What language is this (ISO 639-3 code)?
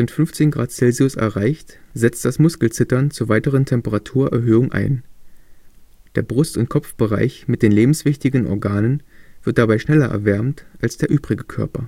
deu